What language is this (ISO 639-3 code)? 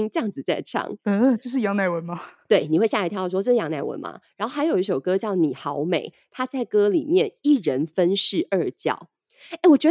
zho